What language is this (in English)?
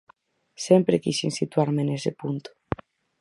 Galician